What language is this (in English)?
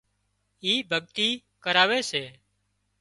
Wadiyara Koli